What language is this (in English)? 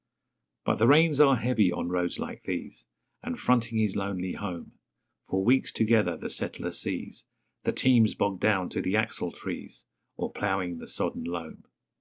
English